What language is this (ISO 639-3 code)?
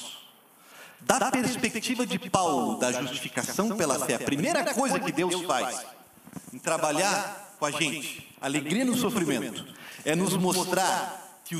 por